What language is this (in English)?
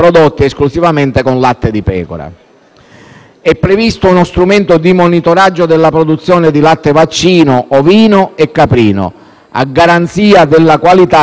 Italian